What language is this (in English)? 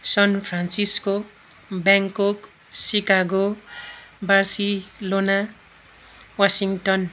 Nepali